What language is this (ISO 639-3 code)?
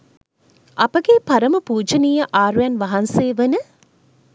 sin